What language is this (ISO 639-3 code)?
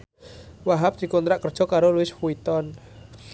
jav